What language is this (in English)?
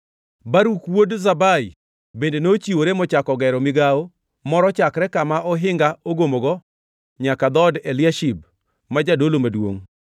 Luo (Kenya and Tanzania)